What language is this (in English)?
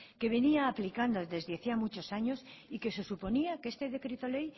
Spanish